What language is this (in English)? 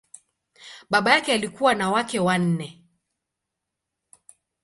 Swahili